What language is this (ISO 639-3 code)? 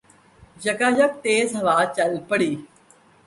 urd